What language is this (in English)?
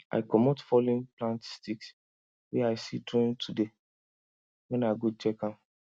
Nigerian Pidgin